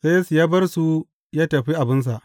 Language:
Hausa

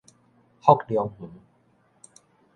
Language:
Min Nan Chinese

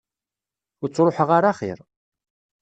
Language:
Kabyle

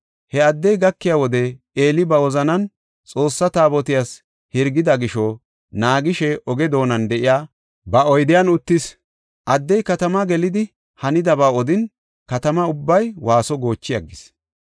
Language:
Gofa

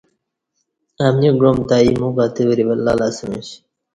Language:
Kati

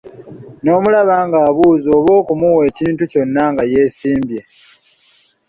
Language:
Ganda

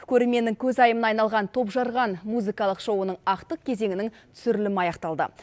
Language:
Kazakh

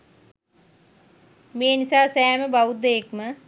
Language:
Sinhala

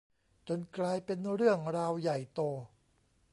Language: Thai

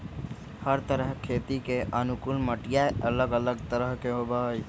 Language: Magahi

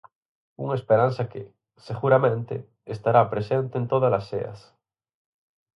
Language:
Galician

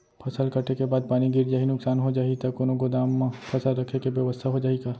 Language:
Chhattisgarhi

